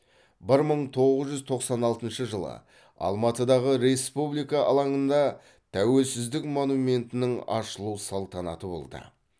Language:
Kazakh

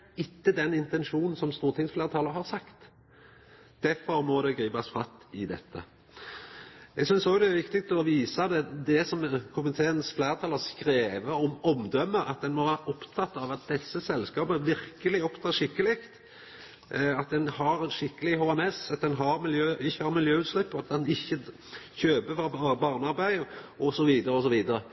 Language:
Norwegian Nynorsk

